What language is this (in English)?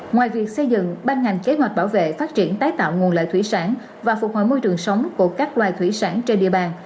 Vietnamese